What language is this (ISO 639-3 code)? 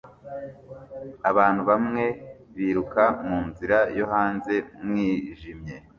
kin